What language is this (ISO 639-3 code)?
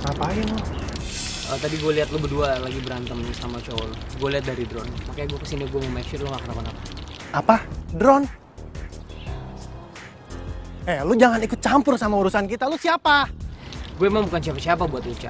ind